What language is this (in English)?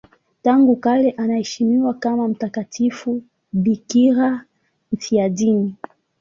Swahili